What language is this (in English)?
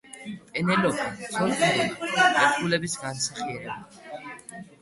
Georgian